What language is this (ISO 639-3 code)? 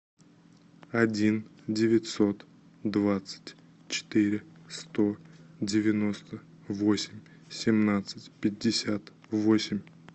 rus